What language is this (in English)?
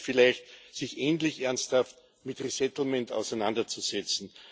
German